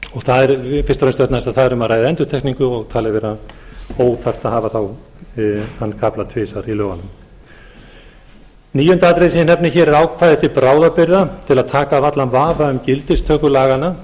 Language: Icelandic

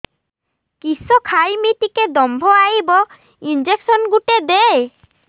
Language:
Odia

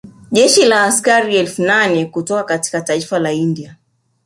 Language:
Swahili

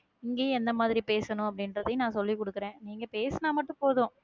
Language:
Tamil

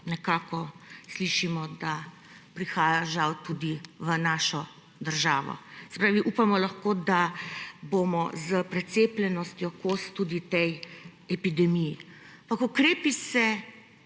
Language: Slovenian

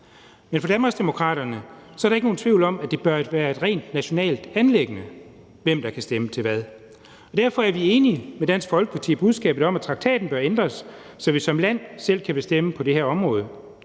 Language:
Danish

